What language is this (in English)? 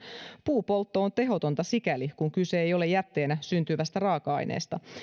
Finnish